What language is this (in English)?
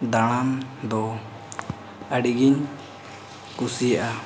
Santali